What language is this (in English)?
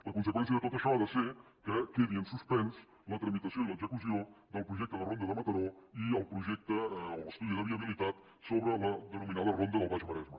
Catalan